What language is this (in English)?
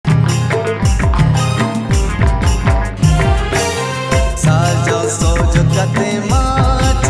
Indonesian